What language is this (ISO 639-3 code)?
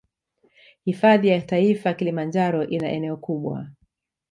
swa